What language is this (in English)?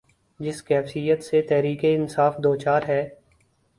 Urdu